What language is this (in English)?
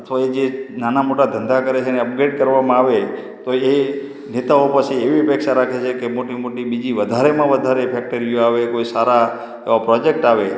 Gujarati